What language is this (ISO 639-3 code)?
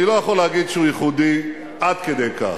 heb